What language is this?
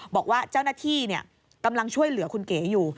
Thai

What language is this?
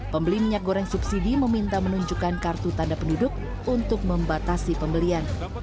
Indonesian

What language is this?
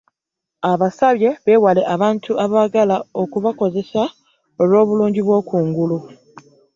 Ganda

